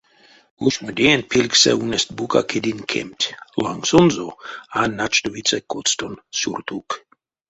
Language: Erzya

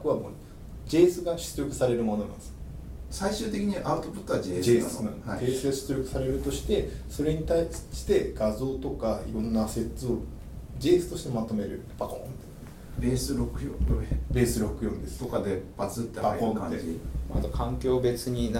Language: Japanese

